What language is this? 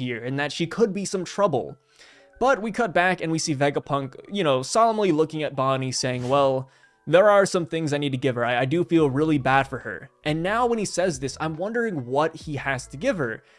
English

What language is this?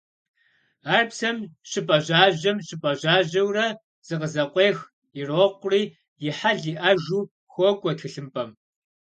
Kabardian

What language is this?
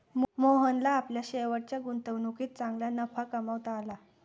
Marathi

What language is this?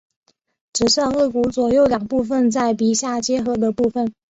Chinese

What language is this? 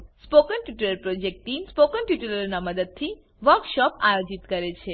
Gujarati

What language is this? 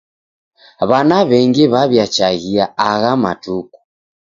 Taita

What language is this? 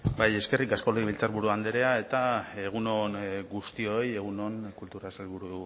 Basque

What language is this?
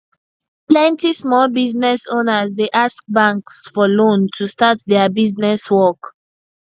Nigerian Pidgin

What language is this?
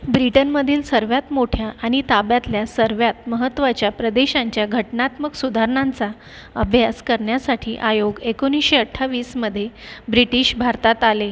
Marathi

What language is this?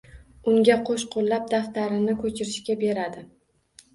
Uzbek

